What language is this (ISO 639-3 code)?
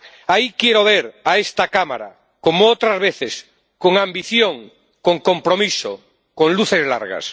spa